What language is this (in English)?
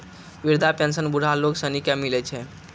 Maithili